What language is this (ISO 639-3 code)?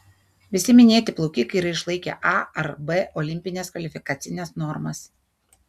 lit